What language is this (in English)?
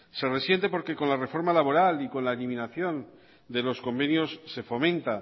Spanish